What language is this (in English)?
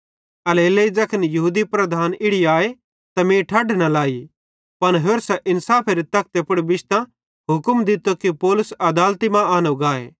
Bhadrawahi